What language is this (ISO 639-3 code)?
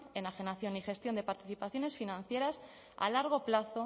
spa